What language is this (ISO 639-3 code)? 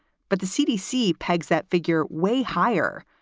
eng